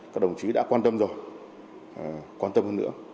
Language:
Vietnamese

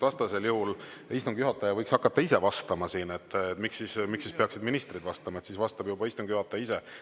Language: Estonian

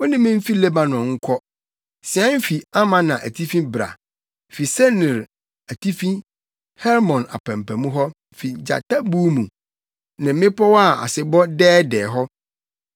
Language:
Akan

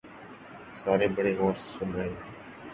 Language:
Urdu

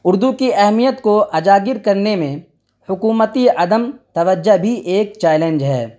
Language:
Urdu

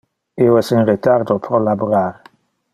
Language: Interlingua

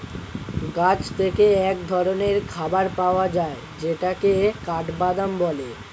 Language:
Bangla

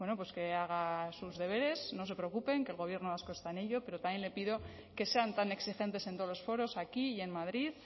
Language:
Spanish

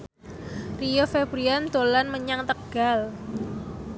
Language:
Javanese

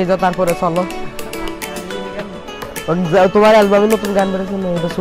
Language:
Indonesian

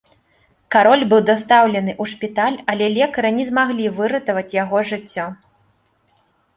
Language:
Belarusian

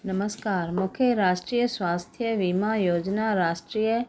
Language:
Sindhi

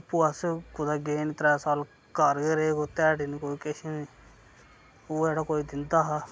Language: Dogri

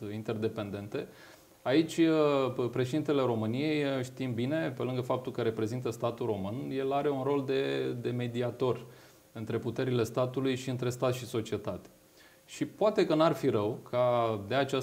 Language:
Romanian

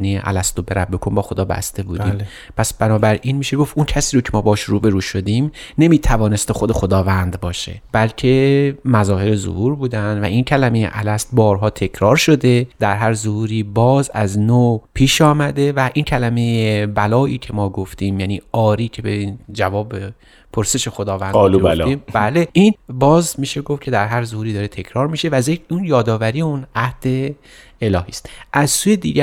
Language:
Persian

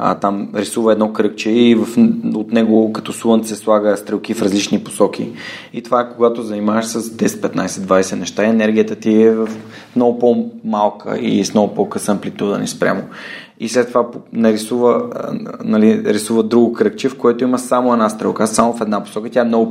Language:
Bulgarian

